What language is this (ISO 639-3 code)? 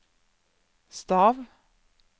nor